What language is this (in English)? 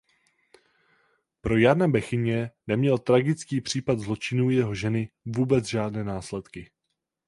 Czech